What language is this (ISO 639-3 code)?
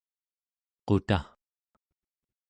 esu